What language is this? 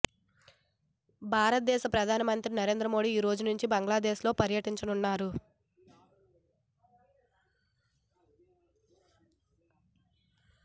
Telugu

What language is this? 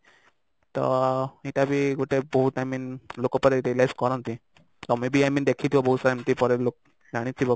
Odia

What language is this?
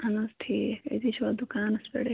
Kashmiri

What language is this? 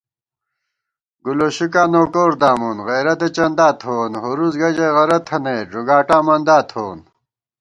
Gawar-Bati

